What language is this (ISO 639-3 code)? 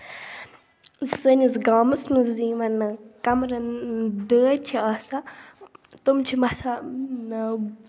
kas